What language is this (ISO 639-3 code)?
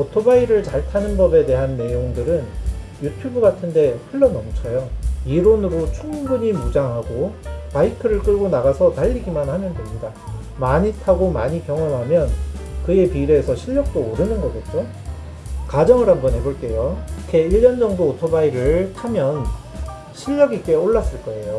kor